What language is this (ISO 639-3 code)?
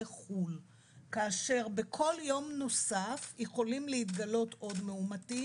heb